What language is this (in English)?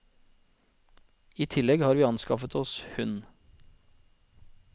Norwegian